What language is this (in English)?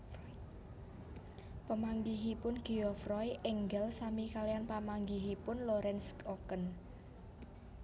Javanese